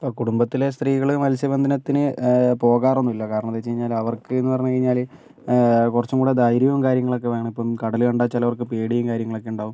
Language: Malayalam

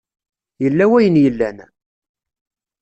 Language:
Kabyle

